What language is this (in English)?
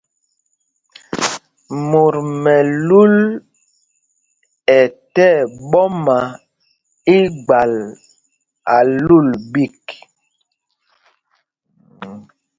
Mpumpong